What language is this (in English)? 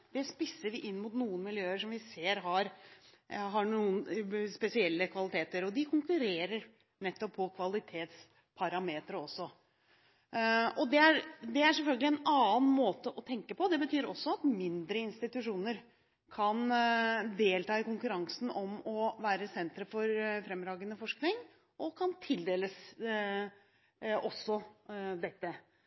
Norwegian Bokmål